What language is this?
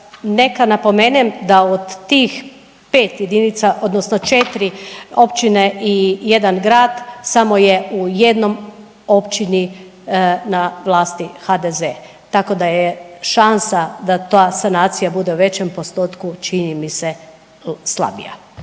Croatian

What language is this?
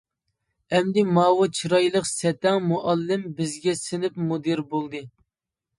Uyghur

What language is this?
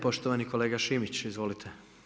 Croatian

